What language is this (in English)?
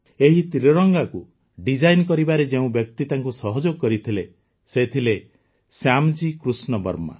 Odia